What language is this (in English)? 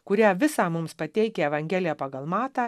Lithuanian